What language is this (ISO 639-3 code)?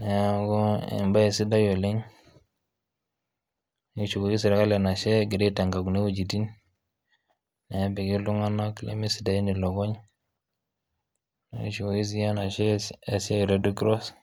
mas